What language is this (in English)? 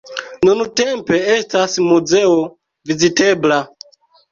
Esperanto